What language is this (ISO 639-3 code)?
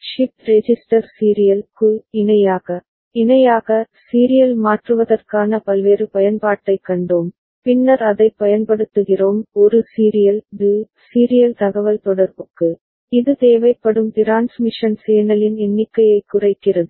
tam